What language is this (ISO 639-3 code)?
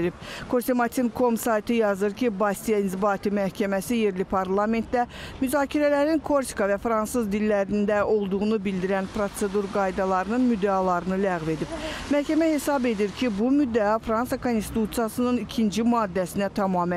tur